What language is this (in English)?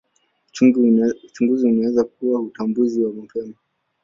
Swahili